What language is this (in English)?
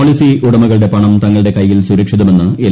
Malayalam